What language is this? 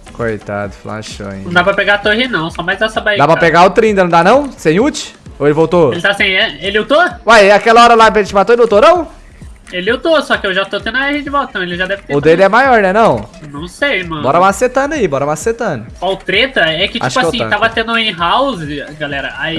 Portuguese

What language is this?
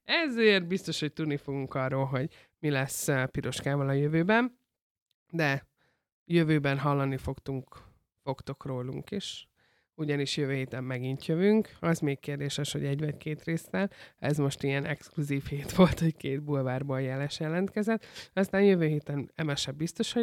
Hungarian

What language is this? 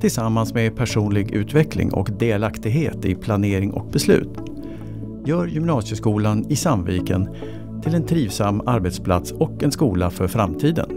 Swedish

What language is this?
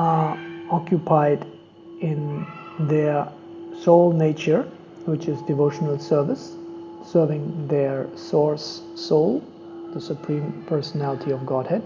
English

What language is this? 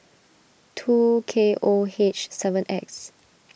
English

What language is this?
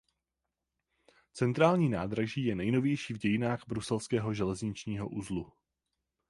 Czech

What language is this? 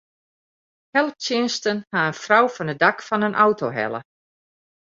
Western Frisian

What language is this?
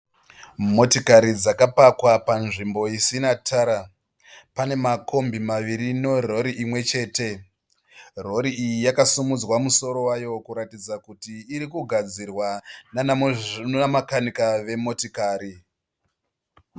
Shona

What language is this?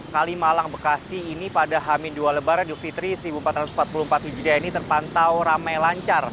Indonesian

